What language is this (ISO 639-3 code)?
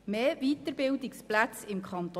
gsw